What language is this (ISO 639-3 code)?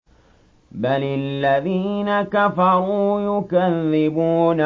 ara